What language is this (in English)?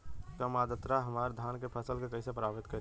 Bhojpuri